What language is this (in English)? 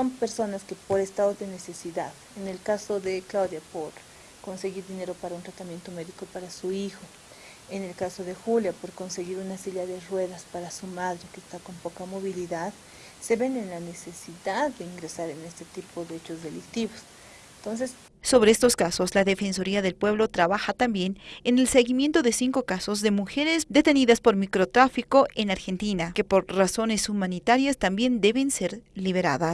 Spanish